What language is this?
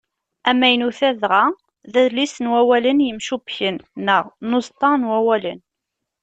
Kabyle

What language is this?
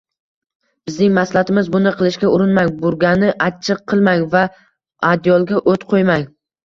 Uzbek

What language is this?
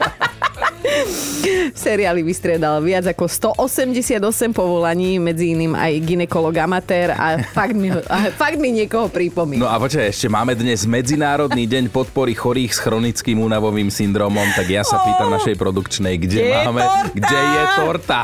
Slovak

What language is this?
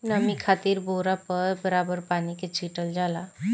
Bhojpuri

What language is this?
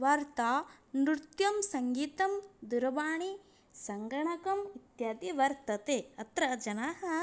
Sanskrit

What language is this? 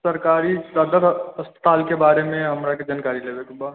Maithili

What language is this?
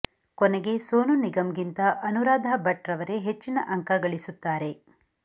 Kannada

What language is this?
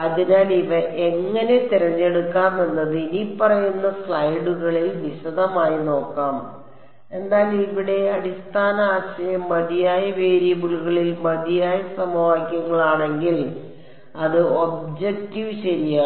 Malayalam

